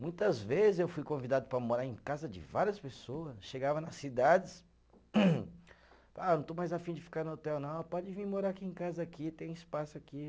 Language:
Portuguese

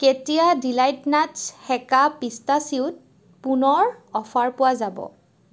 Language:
Assamese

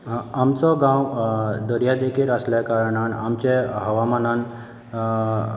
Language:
Konkani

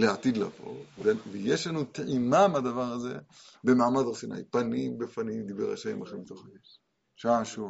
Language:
Hebrew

